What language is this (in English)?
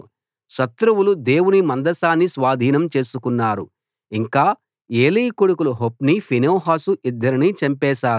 Telugu